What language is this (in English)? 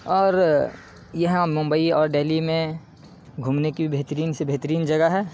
Urdu